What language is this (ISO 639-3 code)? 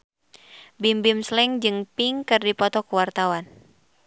sun